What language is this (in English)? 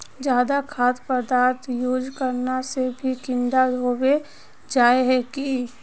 Magahi